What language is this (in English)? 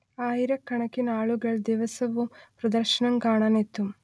Malayalam